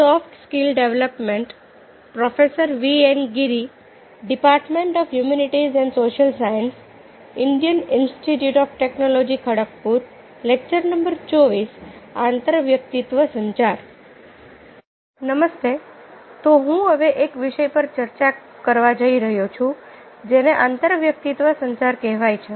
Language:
Gujarati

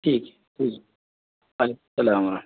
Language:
Urdu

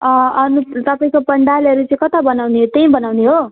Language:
Nepali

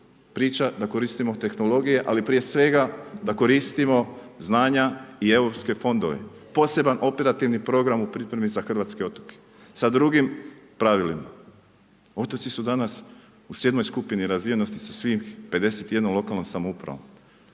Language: Croatian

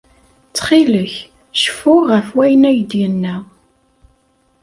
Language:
Kabyle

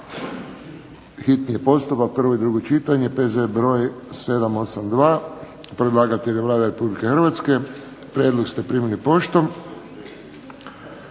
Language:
Croatian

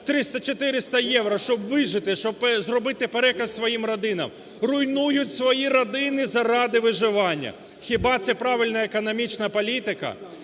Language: Ukrainian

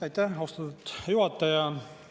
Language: Estonian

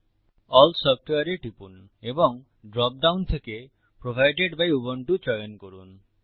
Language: Bangla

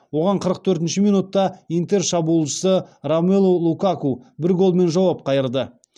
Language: Kazakh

